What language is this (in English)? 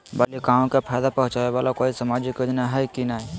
Magahi